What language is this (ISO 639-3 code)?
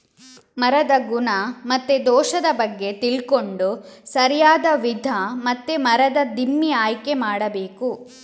kan